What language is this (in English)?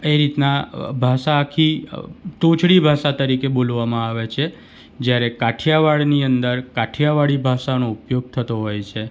Gujarati